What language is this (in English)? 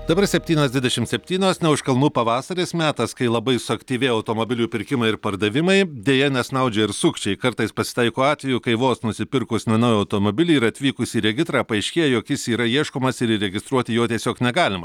Lithuanian